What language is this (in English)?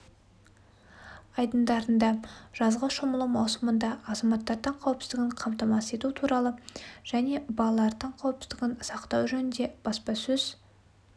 Kazakh